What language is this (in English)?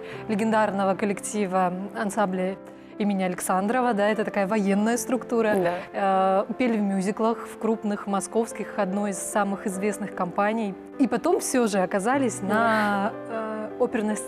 Russian